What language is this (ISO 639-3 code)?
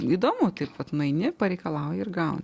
lit